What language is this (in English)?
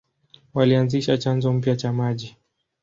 Swahili